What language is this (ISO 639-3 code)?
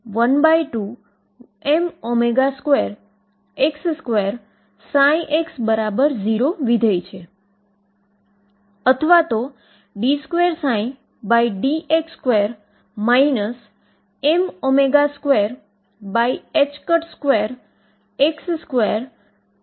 guj